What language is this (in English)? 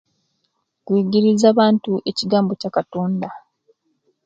Kenyi